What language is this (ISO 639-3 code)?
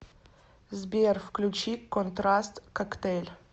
rus